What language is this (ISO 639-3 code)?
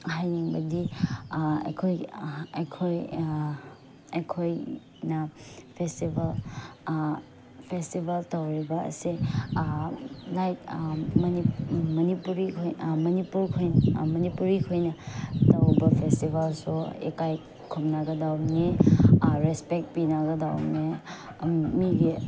mni